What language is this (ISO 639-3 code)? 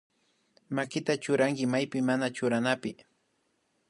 qvi